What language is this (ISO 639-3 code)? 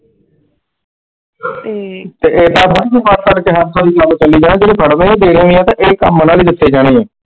pan